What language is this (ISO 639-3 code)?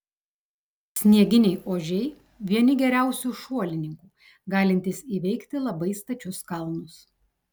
lit